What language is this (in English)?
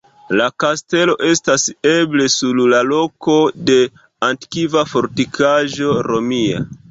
Esperanto